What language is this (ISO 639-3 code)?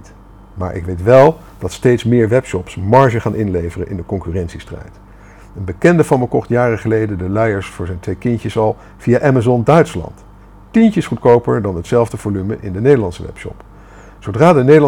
nld